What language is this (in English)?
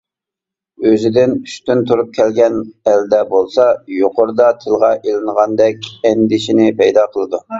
Uyghur